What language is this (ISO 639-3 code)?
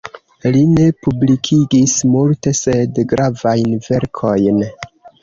epo